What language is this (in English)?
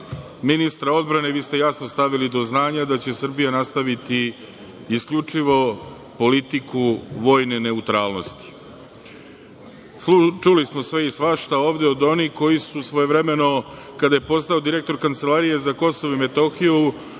Serbian